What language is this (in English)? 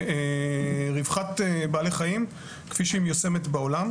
Hebrew